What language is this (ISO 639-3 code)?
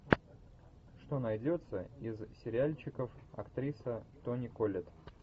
rus